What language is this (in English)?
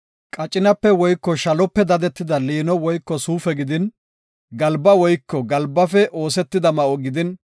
Gofa